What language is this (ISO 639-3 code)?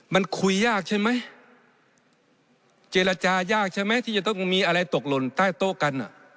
tha